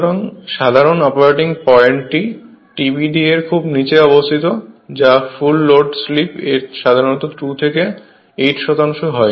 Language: Bangla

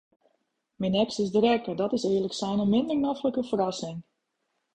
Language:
Western Frisian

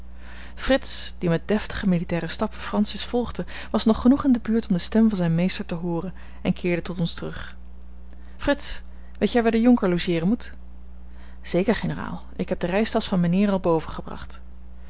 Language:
Dutch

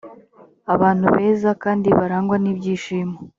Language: Kinyarwanda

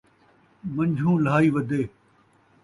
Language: Saraiki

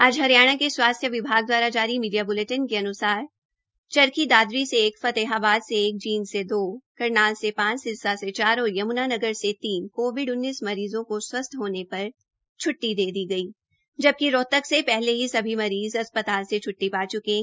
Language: Hindi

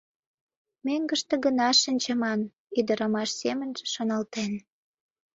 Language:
Mari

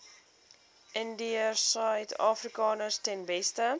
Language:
Afrikaans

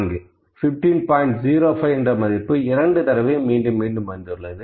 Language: Tamil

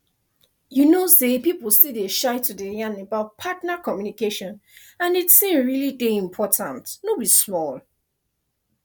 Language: Nigerian Pidgin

